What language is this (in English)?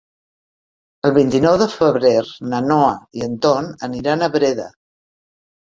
Catalan